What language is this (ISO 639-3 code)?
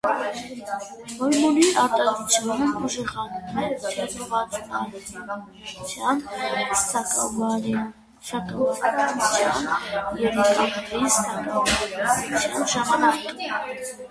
hye